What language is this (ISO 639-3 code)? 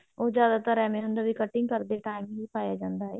pan